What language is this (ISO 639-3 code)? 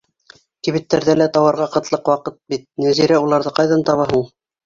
bak